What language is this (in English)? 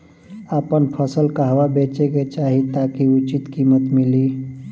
Bhojpuri